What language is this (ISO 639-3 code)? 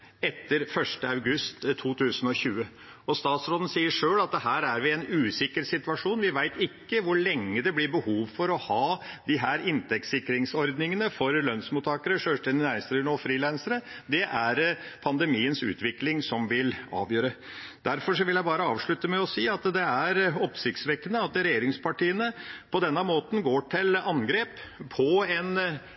nob